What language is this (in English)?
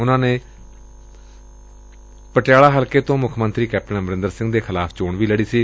Punjabi